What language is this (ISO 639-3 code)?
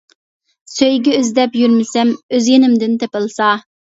uig